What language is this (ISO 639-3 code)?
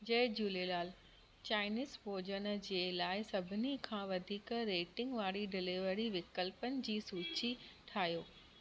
snd